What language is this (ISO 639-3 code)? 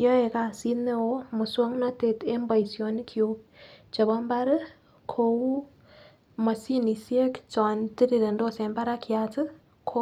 kln